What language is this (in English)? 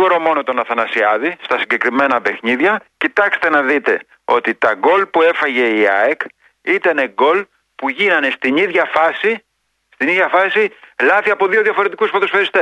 Greek